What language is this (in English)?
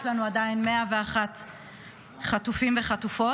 Hebrew